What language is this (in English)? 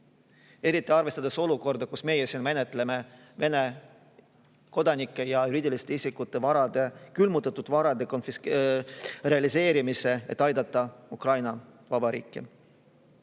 Estonian